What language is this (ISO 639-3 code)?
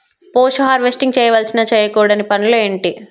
tel